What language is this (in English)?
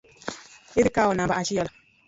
Luo (Kenya and Tanzania)